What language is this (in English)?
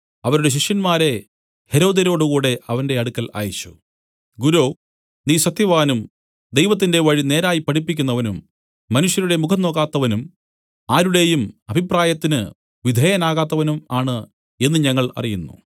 Malayalam